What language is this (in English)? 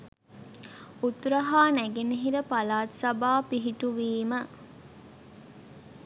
Sinhala